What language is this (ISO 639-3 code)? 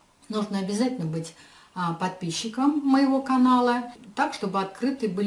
rus